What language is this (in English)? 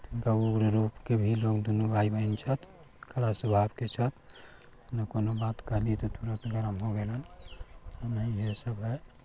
Maithili